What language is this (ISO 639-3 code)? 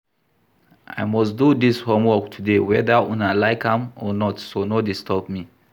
pcm